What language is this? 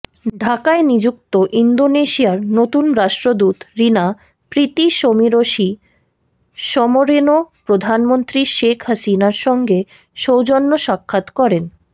Bangla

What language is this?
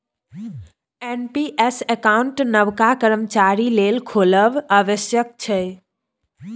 Maithili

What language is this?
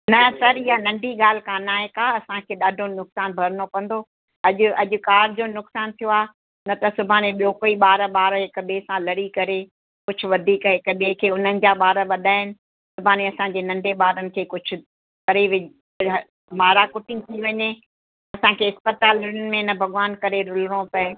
Sindhi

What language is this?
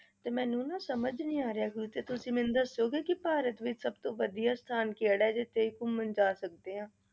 Punjabi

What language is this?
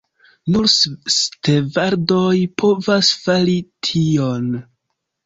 Esperanto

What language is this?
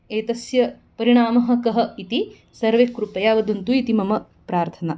Sanskrit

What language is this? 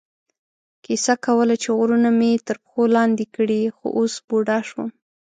Pashto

